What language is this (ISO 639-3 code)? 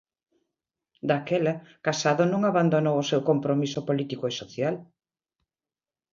glg